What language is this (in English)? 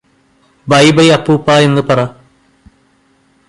Malayalam